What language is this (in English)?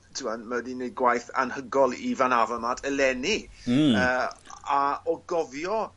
Welsh